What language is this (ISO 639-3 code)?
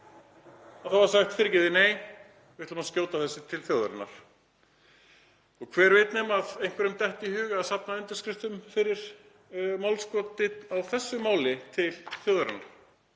isl